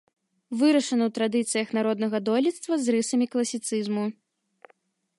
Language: Belarusian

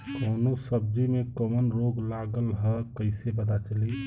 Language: Bhojpuri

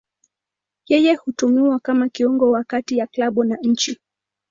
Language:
Swahili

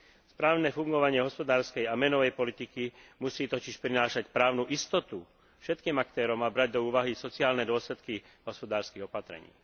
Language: Slovak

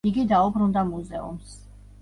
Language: Georgian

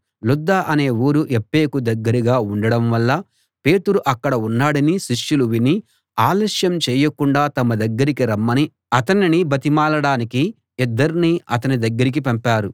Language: Telugu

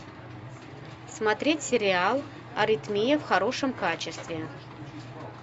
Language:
Russian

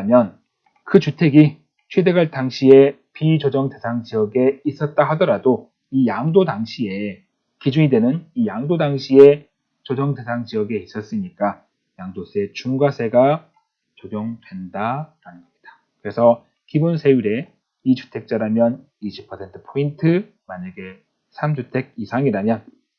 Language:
Korean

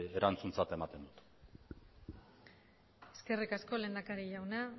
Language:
Basque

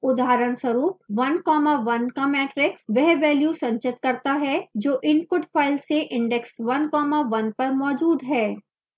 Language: Hindi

